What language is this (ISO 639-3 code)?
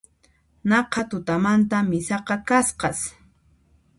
qxp